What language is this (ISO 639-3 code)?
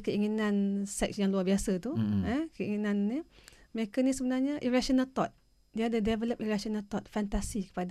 msa